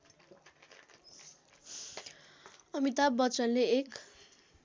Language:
Nepali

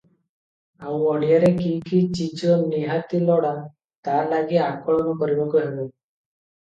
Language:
Odia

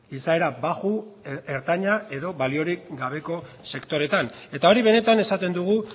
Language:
Basque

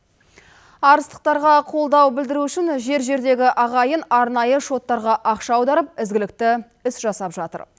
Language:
Kazakh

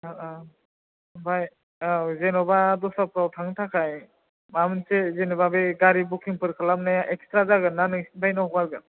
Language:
Bodo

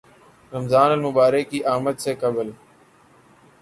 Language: Urdu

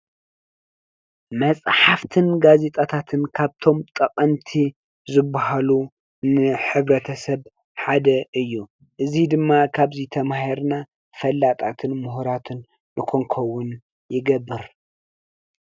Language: Tigrinya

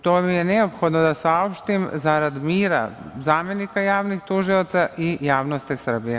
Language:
Serbian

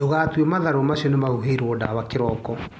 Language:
Kikuyu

